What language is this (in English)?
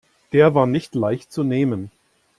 German